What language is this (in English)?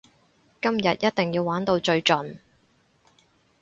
Cantonese